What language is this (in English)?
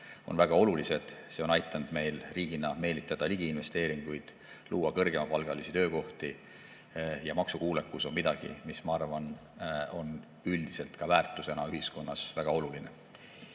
Estonian